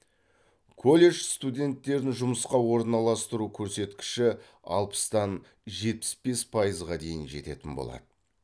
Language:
Kazakh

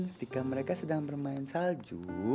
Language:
Indonesian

